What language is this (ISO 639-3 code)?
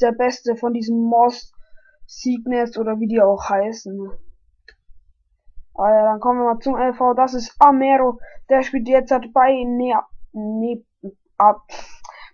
deu